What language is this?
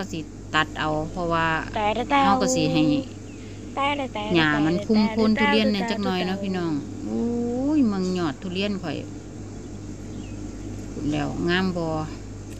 Thai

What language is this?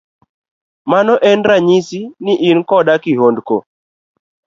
Luo (Kenya and Tanzania)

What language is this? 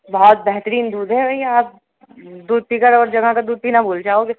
Urdu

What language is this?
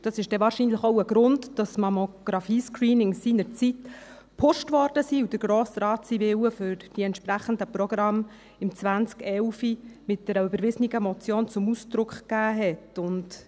Swiss German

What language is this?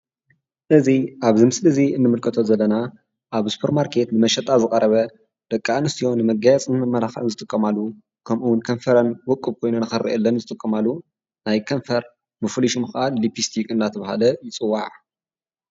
Tigrinya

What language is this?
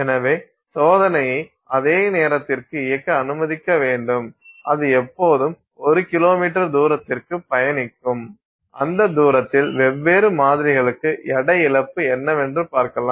Tamil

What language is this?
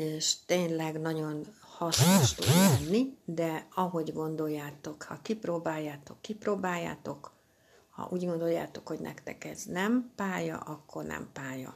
Hungarian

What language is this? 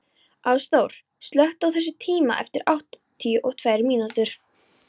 Icelandic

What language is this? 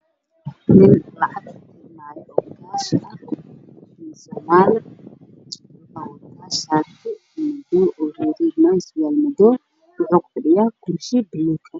Somali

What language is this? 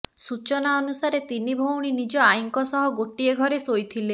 Odia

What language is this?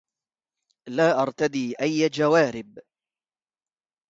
Arabic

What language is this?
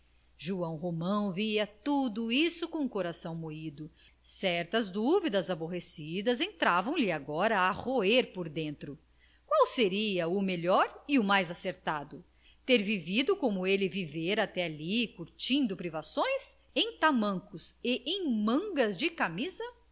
Portuguese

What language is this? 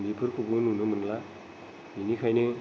Bodo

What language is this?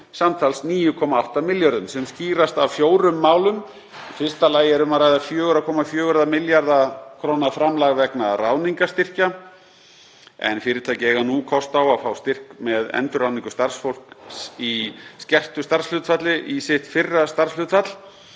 Icelandic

